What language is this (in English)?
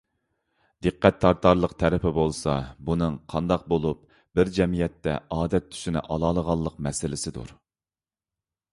Uyghur